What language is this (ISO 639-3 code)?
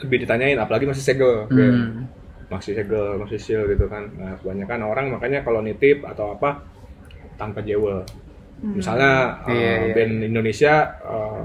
ind